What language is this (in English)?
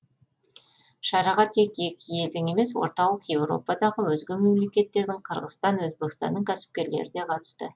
Kazakh